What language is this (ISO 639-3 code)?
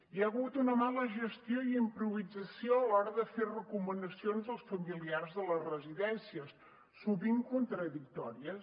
cat